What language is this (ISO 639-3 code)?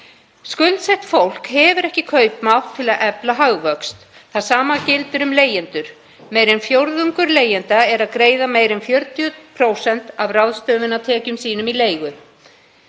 isl